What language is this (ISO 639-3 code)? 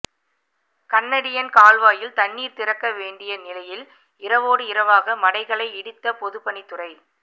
tam